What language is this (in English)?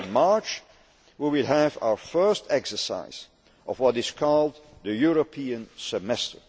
English